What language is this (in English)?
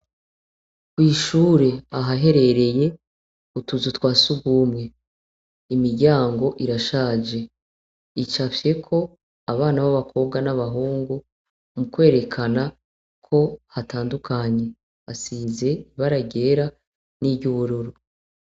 Rundi